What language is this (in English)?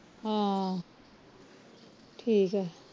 Punjabi